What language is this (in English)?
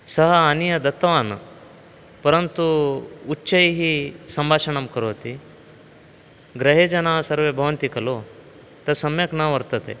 Sanskrit